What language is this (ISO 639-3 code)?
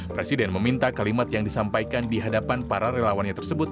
ind